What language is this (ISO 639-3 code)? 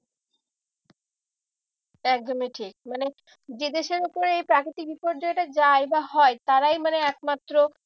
ben